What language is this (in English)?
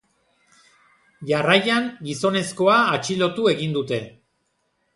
Basque